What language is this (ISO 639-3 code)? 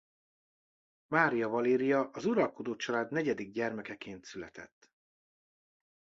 hun